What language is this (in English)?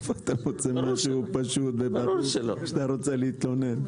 Hebrew